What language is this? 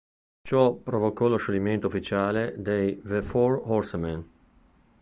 Italian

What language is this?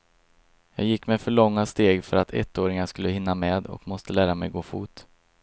Swedish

